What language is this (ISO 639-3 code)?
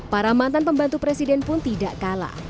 ind